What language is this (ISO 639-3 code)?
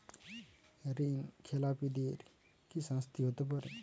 ben